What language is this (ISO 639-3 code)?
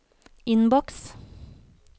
nor